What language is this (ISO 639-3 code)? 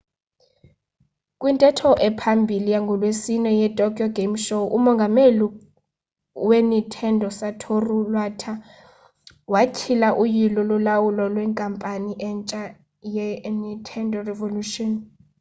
xho